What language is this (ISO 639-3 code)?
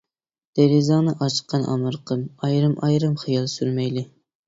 uig